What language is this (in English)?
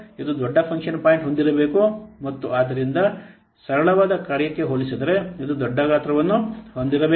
Kannada